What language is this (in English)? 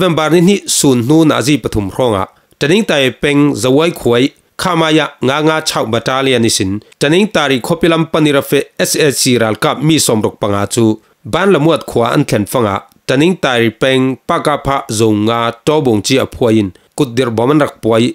Thai